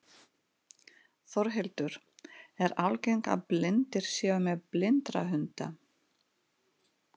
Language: Icelandic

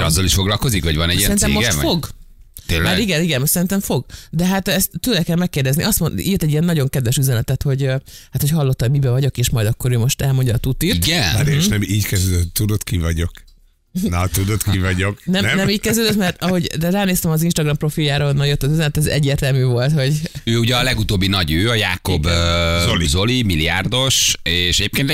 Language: Hungarian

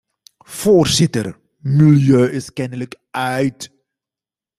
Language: Dutch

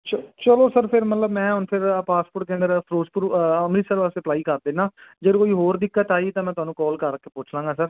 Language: Punjabi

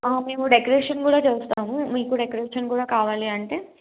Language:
Telugu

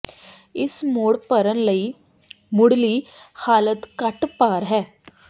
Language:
Punjabi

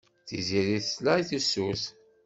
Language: Kabyle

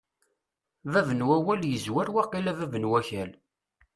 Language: Kabyle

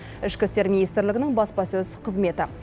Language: Kazakh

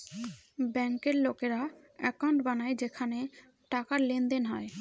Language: Bangla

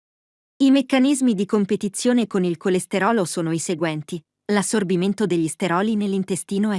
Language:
Italian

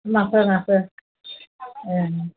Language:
Assamese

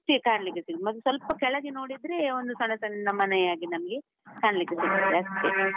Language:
Kannada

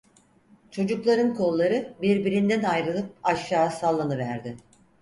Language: Turkish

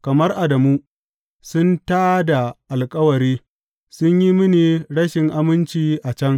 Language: Hausa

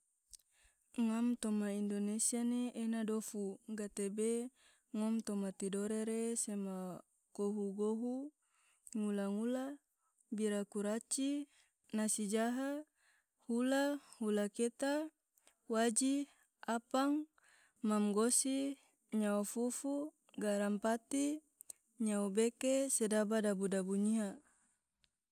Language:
Tidore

